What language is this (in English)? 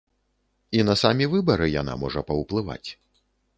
Belarusian